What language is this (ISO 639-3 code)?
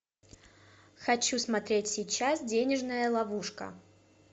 rus